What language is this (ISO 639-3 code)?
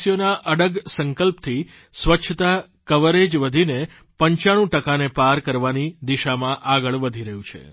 guj